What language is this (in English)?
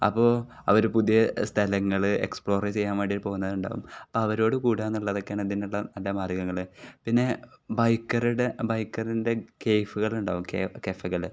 Malayalam